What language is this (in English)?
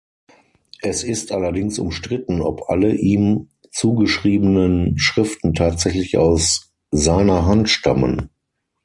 German